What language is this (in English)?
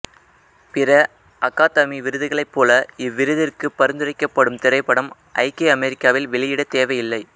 Tamil